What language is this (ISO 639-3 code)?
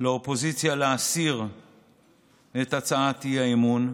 heb